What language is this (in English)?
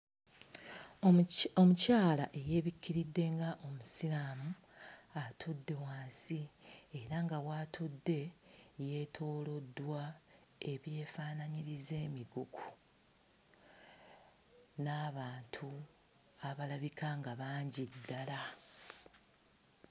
Ganda